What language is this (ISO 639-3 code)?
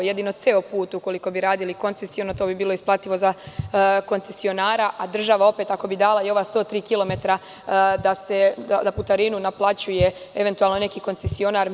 srp